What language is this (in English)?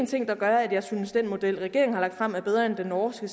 Danish